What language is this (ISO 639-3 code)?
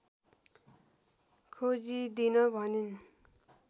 nep